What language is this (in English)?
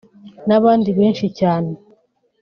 Kinyarwanda